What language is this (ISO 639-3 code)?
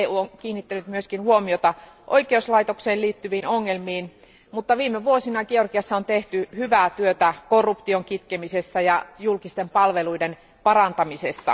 fin